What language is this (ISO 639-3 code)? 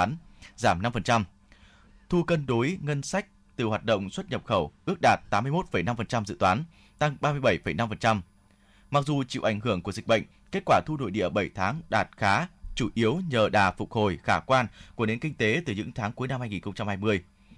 vie